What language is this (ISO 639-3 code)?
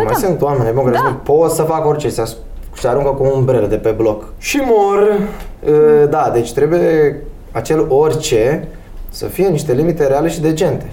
ron